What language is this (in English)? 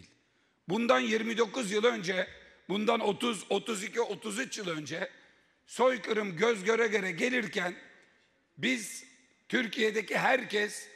Turkish